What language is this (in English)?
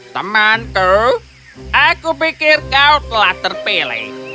Indonesian